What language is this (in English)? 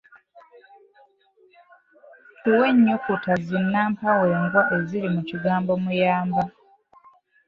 Ganda